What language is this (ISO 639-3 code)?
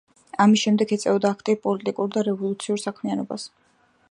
kat